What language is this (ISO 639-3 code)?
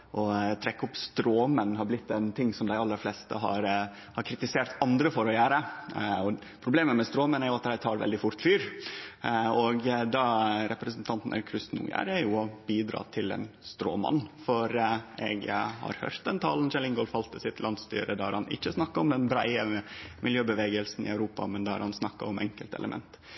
nno